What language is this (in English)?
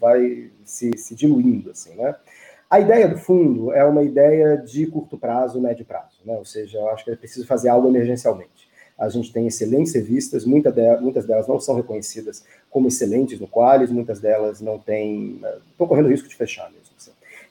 Portuguese